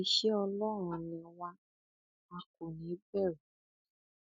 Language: Yoruba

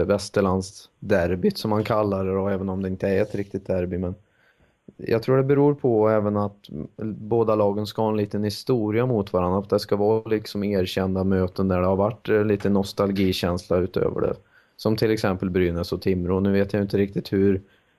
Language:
Swedish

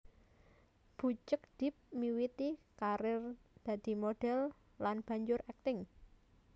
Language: Javanese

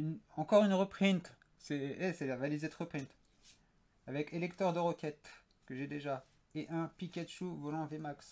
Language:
French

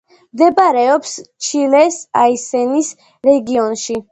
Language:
Georgian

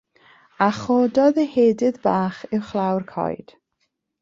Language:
Welsh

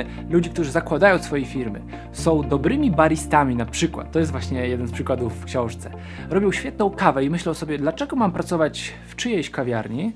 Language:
Polish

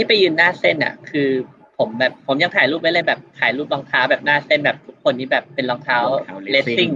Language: Thai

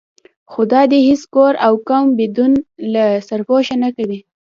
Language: Pashto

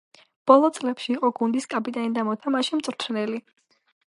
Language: Georgian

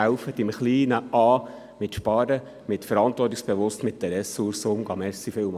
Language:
Swiss German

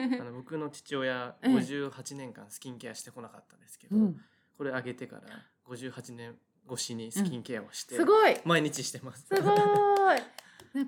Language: Japanese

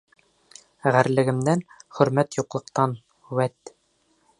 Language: Bashkir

